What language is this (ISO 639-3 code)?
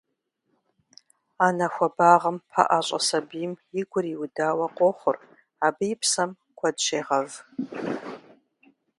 kbd